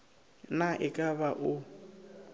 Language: Northern Sotho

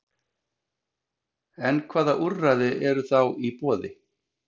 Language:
Icelandic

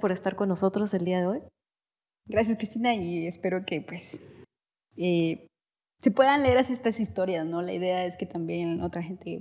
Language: Spanish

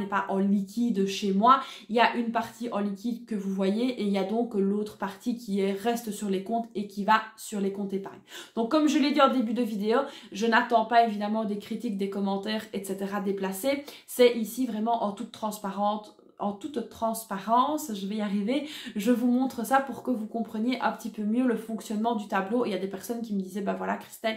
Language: French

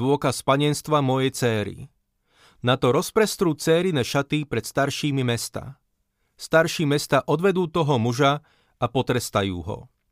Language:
Slovak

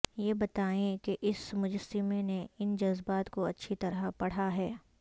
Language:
Urdu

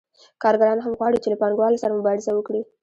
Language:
Pashto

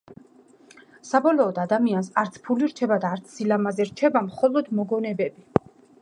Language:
Georgian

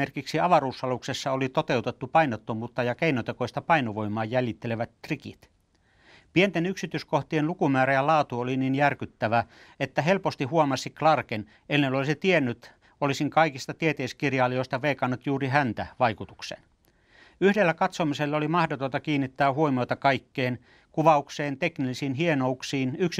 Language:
Finnish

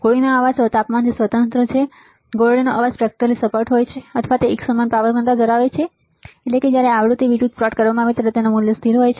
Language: Gujarati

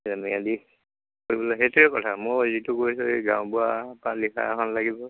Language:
Assamese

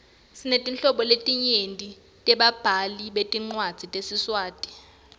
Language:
Swati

